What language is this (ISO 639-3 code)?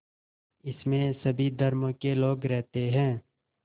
hin